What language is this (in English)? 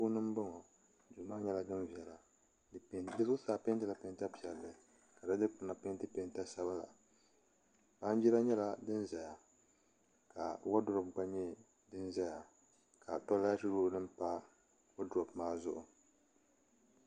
Dagbani